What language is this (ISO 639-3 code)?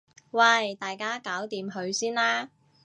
yue